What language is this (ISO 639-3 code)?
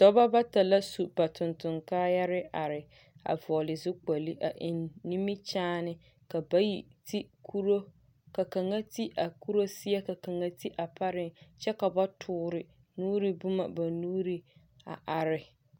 dga